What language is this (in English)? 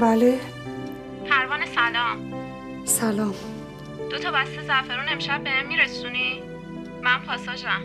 Persian